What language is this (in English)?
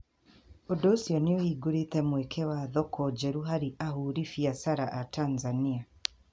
Kikuyu